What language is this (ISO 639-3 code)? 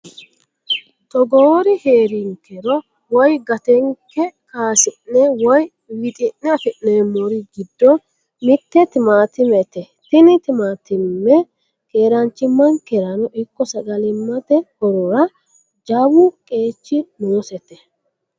sid